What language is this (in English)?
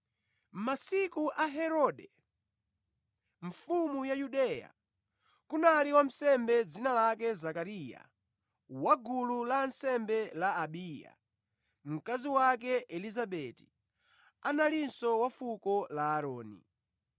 Nyanja